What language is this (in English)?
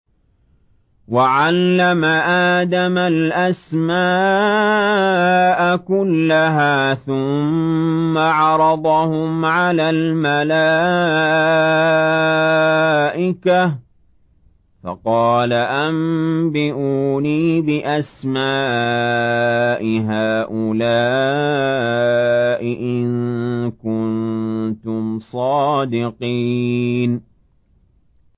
Arabic